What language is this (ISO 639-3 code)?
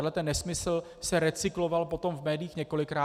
ces